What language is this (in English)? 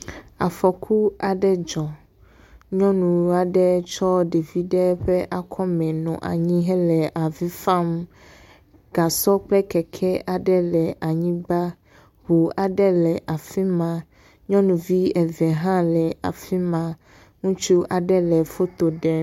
Ewe